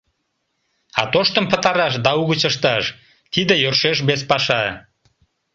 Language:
Mari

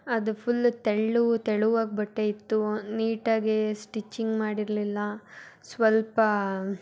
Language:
Kannada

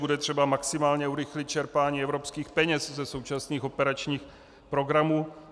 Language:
Czech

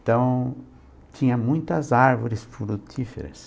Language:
Portuguese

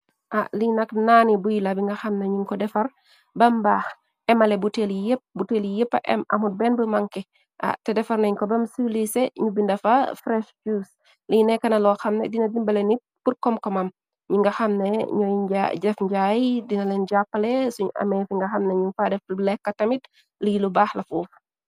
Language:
Wolof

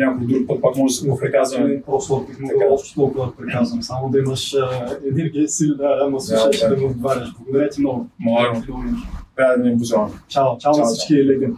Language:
Bulgarian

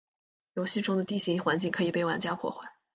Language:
Chinese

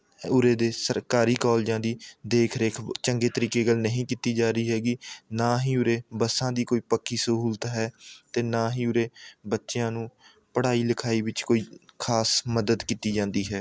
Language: Punjabi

